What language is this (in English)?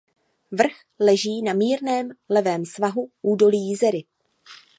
Czech